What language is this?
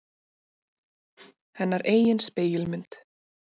Icelandic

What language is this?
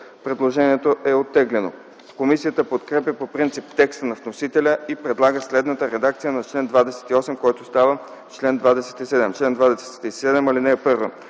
Bulgarian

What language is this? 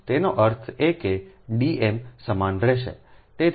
Gujarati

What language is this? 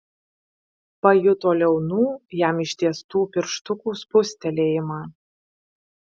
Lithuanian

